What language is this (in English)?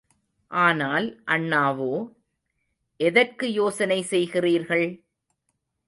Tamil